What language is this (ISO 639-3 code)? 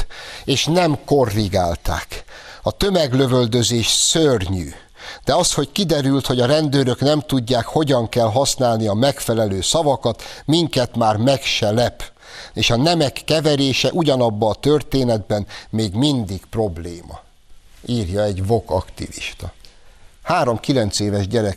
hun